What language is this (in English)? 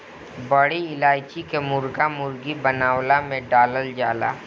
Bhojpuri